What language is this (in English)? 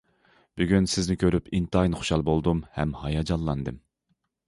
Uyghur